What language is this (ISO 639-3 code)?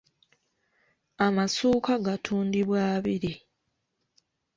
lug